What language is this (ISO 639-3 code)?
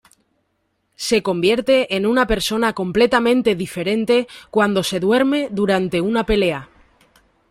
spa